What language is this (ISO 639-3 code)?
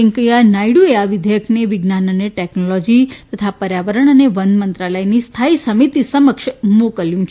guj